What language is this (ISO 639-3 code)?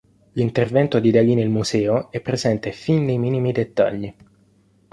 ita